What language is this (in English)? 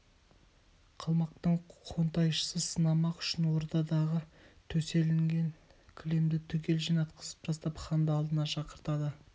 Kazakh